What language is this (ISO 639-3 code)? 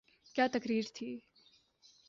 urd